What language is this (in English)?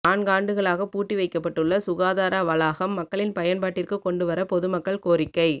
Tamil